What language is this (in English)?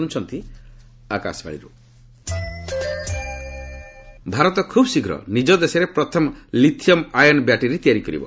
Odia